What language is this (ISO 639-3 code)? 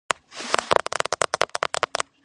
kat